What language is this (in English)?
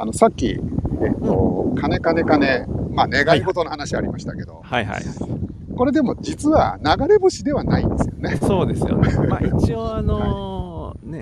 Japanese